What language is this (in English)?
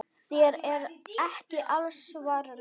Icelandic